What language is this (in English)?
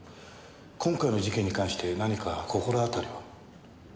Japanese